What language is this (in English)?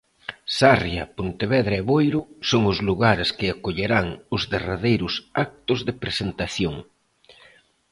Galician